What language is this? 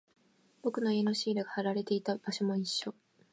Japanese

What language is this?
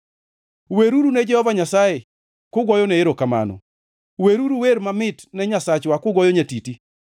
Luo (Kenya and Tanzania)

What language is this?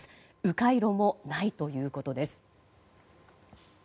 Japanese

